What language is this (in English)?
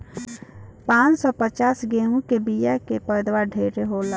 Bhojpuri